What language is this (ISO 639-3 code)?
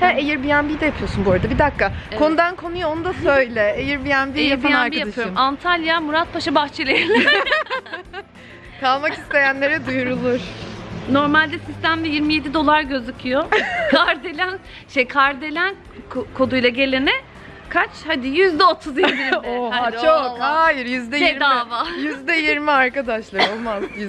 tur